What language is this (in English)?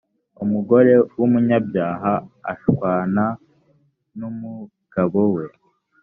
Kinyarwanda